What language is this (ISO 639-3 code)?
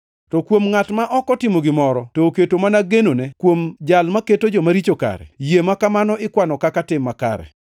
luo